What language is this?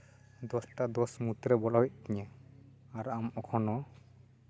Santali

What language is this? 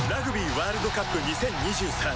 Japanese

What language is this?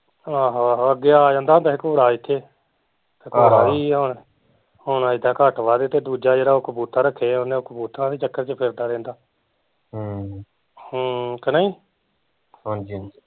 Punjabi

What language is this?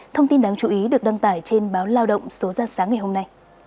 Vietnamese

